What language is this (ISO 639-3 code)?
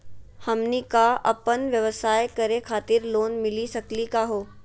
mag